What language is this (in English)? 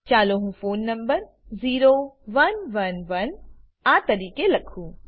Gujarati